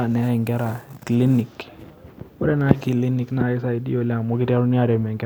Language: Masai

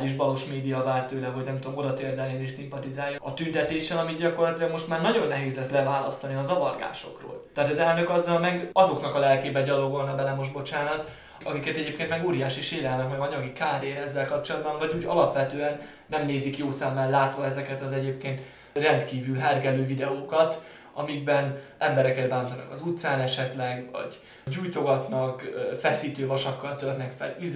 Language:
Hungarian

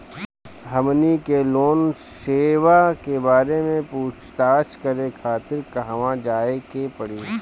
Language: Bhojpuri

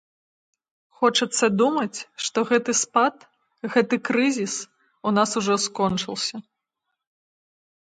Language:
Belarusian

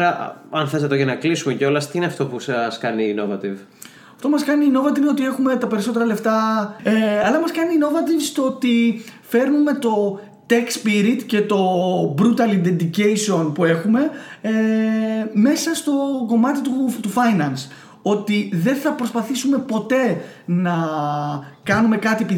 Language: Greek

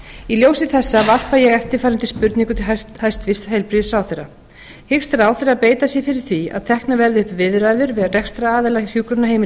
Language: Icelandic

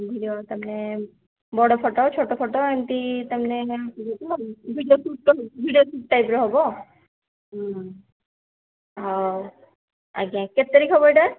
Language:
Odia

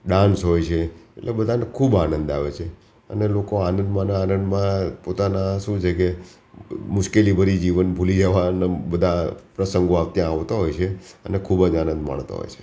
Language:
Gujarati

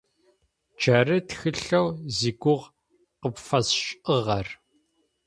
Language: Adyghe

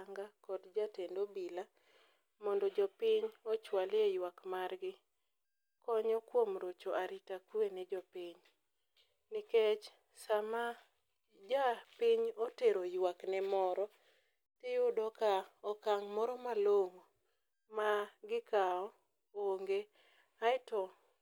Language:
Luo (Kenya and Tanzania)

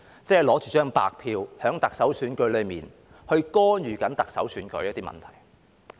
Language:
Cantonese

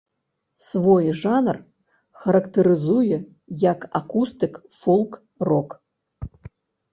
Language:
Belarusian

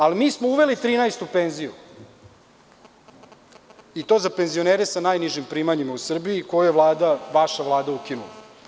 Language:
Serbian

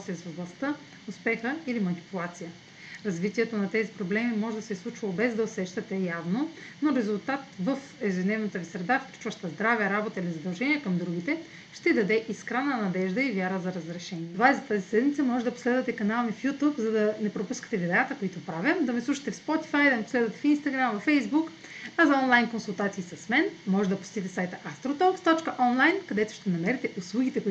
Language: Bulgarian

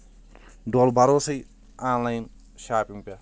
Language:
Kashmiri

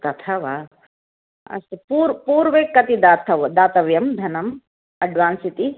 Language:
Sanskrit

